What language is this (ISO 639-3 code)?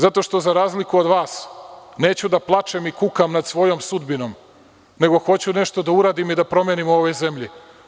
srp